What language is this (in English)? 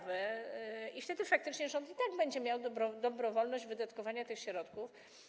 Polish